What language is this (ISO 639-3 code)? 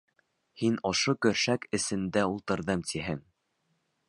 bak